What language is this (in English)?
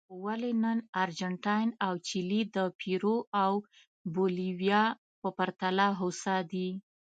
Pashto